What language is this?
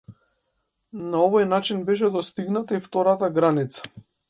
Macedonian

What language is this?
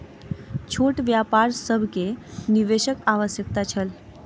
Maithili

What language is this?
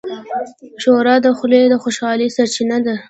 Pashto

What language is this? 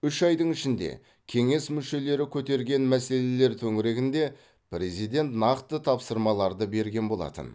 Kazakh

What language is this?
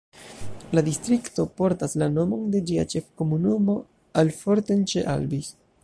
Esperanto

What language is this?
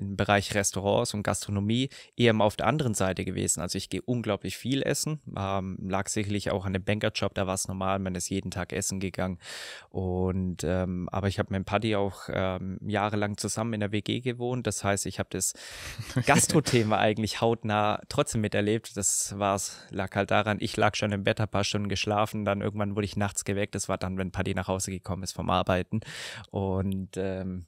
German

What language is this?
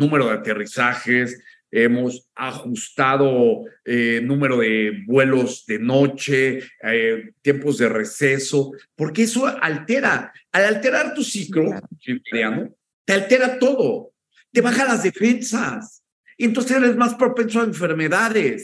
Spanish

